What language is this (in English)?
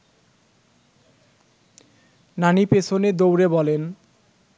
Bangla